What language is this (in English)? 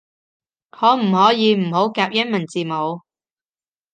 Cantonese